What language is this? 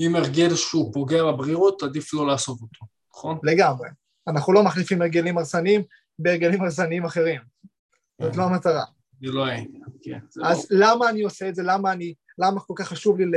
Hebrew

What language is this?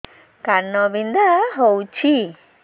Odia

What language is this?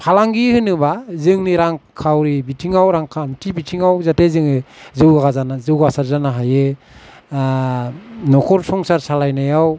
Bodo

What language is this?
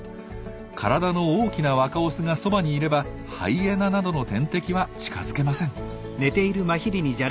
Japanese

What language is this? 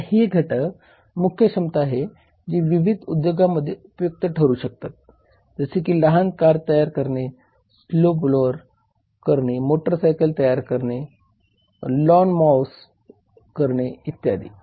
Marathi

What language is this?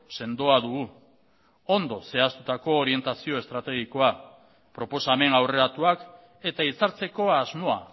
Basque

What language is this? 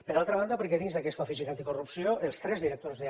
Catalan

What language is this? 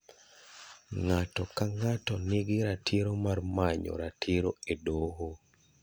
Luo (Kenya and Tanzania)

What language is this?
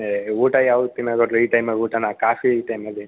Kannada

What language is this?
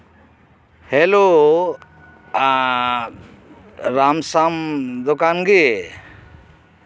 Santali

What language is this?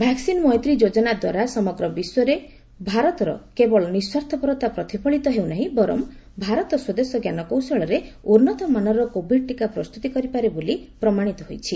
Odia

